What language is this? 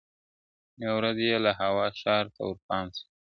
Pashto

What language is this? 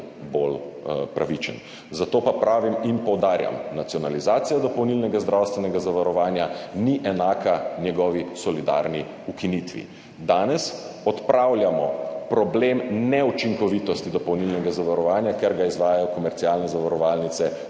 Slovenian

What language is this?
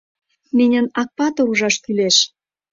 Mari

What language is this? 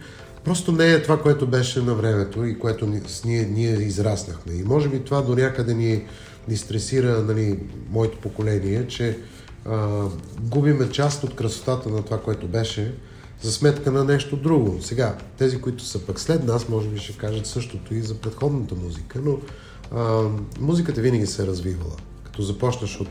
Bulgarian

